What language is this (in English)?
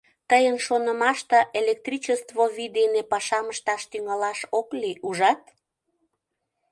Mari